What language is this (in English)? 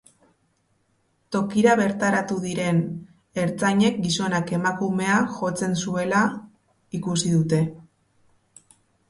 Basque